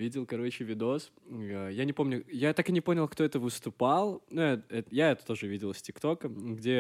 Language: Russian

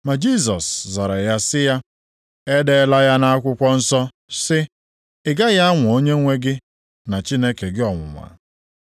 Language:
Igbo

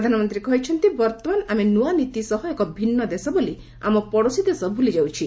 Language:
Odia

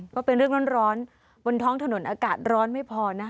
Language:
Thai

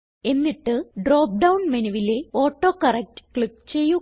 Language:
Malayalam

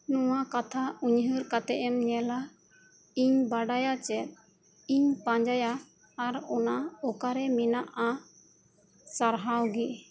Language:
Santali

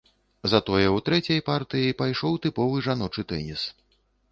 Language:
Belarusian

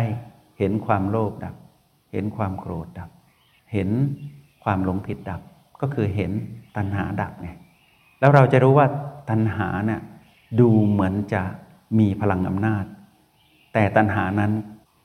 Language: Thai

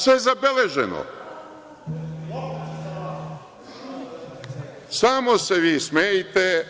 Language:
Serbian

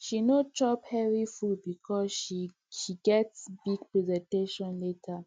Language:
Nigerian Pidgin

